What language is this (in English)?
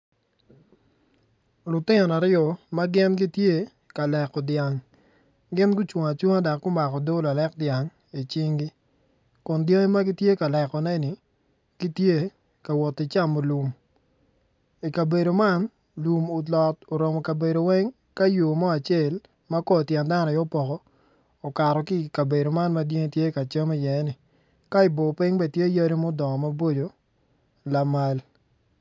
Acoli